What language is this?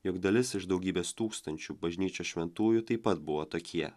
Lithuanian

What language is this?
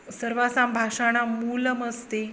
Sanskrit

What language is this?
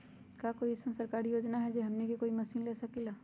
Magahi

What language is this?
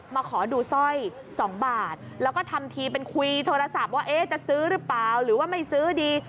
Thai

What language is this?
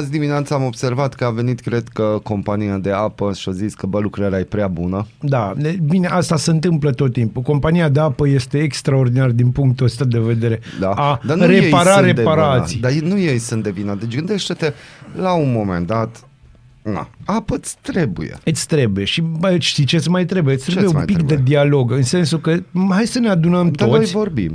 Romanian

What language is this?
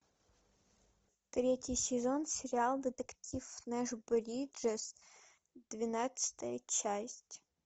Russian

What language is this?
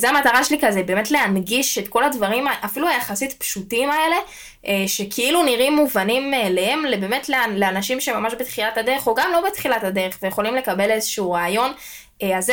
Hebrew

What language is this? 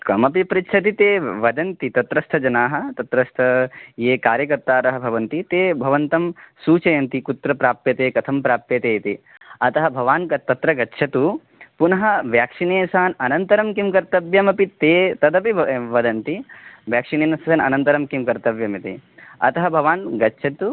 Sanskrit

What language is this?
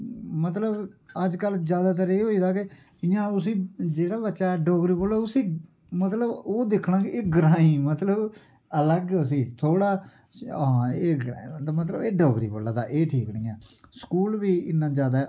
Dogri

